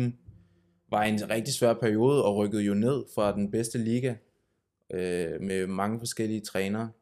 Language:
Danish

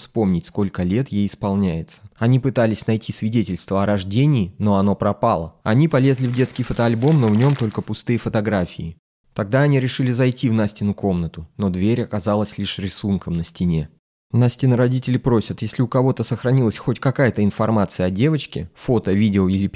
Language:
Russian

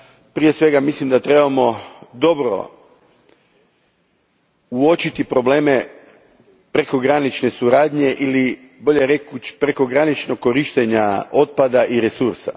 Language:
Croatian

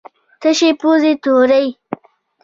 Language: Pashto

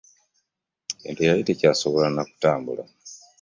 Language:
Ganda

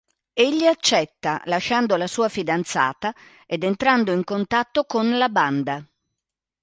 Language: Italian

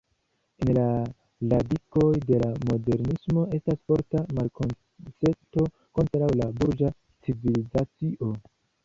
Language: Esperanto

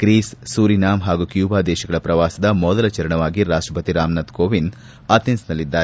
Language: Kannada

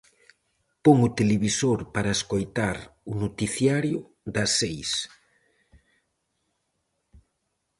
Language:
Galician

